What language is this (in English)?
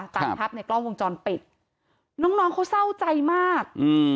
Thai